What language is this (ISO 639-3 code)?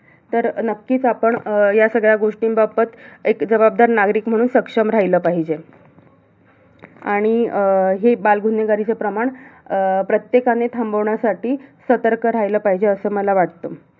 mar